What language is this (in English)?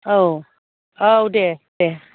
Bodo